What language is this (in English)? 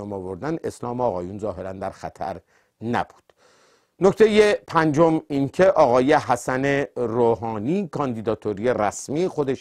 Persian